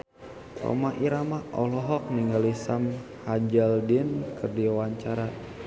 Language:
Sundanese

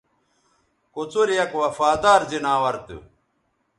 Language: Bateri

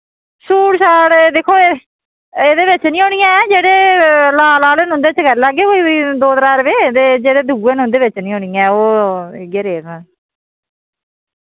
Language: Dogri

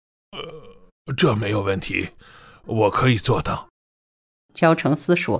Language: Chinese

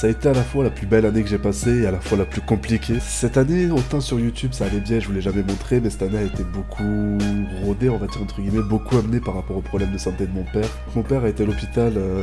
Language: French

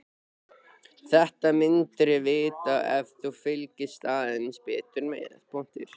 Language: Icelandic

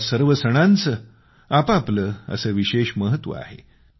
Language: Marathi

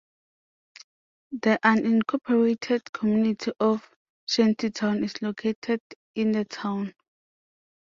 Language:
English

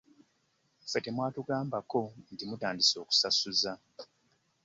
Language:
Ganda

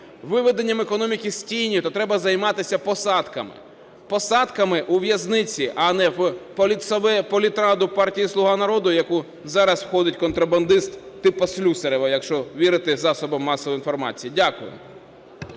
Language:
Ukrainian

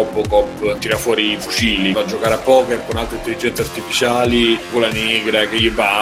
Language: Italian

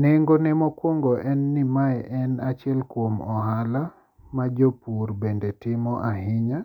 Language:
Luo (Kenya and Tanzania)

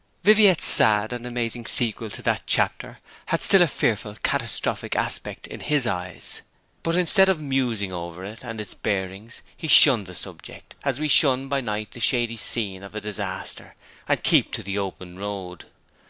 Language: English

